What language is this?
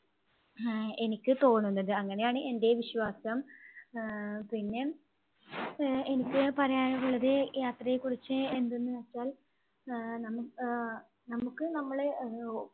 Malayalam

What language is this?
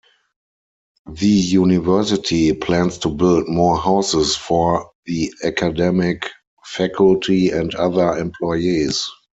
English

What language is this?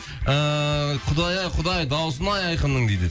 Kazakh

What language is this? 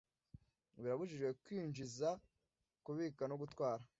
Kinyarwanda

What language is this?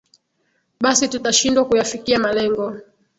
Swahili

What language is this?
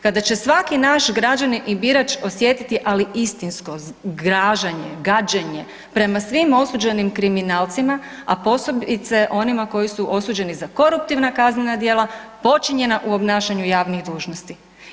Croatian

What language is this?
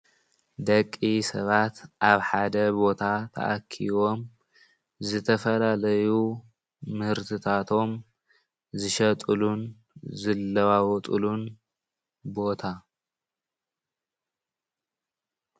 Tigrinya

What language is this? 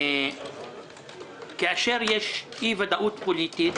Hebrew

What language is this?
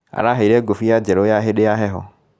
Kikuyu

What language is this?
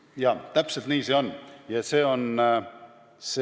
Estonian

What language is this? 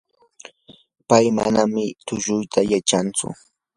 Yanahuanca Pasco Quechua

